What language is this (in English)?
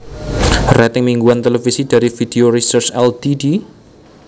Javanese